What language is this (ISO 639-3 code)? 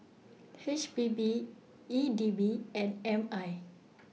eng